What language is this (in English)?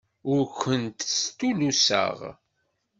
Kabyle